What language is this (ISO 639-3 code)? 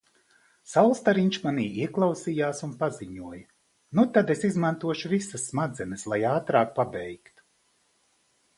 lav